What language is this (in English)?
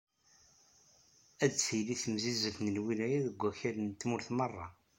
Kabyle